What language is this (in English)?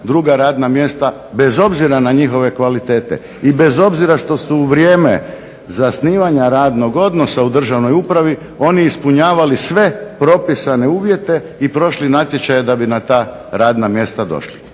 Croatian